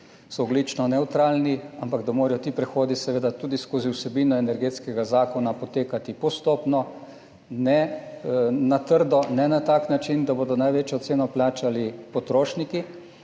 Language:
Slovenian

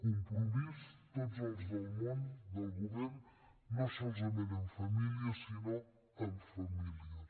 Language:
Catalan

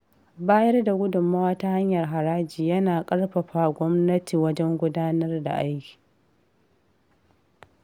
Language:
Hausa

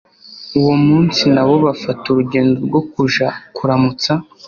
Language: Kinyarwanda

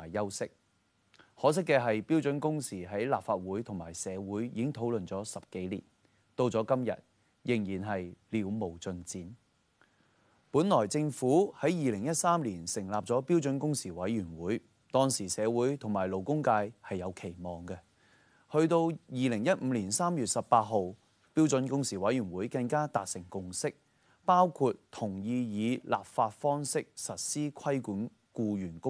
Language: Chinese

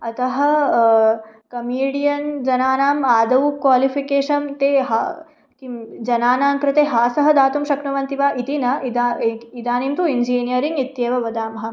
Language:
Sanskrit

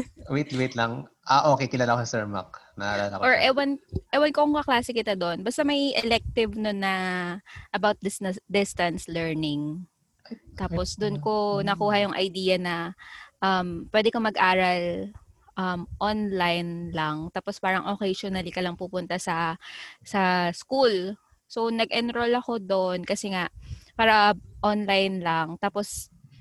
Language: Filipino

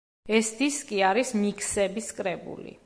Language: Georgian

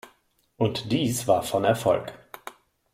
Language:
German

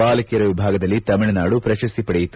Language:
Kannada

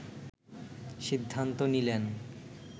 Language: Bangla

